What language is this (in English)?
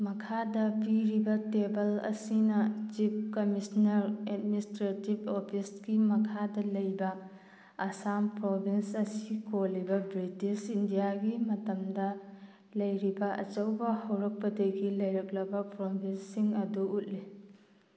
Manipuri